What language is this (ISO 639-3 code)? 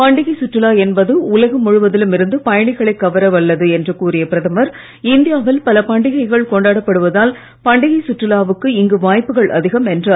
tam